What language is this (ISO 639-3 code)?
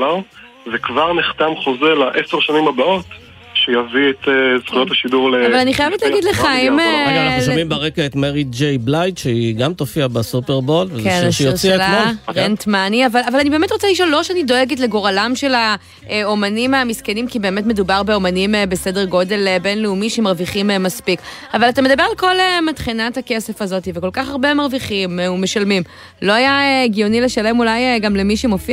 heb